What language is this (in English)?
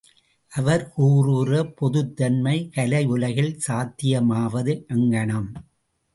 Tamil